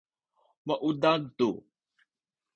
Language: Sakizaya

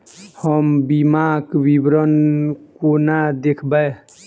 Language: Maithili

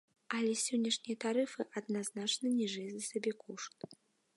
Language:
Belarusian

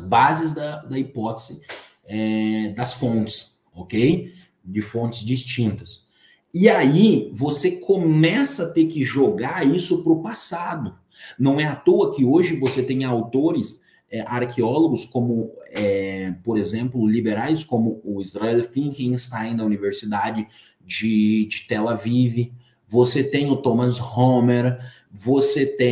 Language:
Portuguese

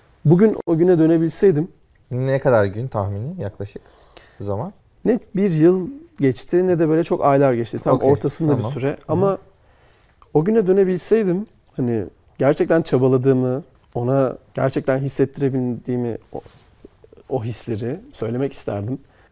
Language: Turkish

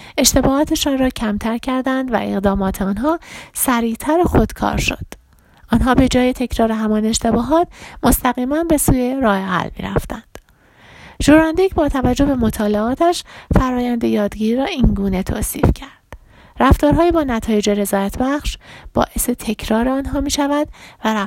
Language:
Persian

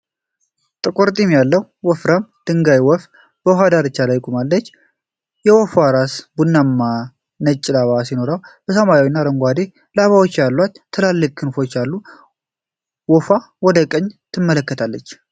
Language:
Amharic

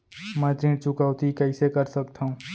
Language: Chhattisgarhi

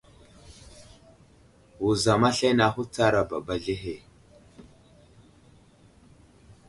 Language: Wuzlam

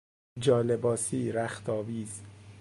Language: Persian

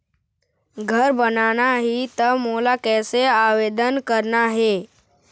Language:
Chhattisgarhi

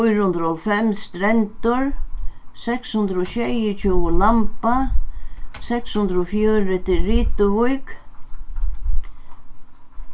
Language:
Faroese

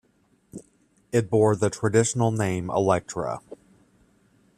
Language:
English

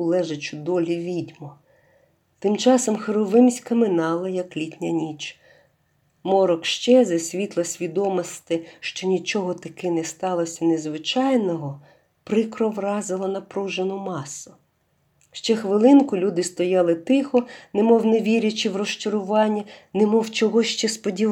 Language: Ukrainian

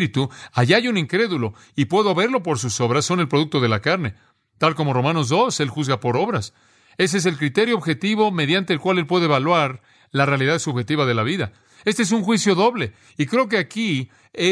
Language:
Spanish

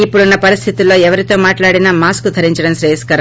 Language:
Telugu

